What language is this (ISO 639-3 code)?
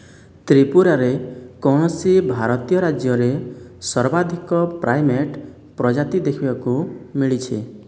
ori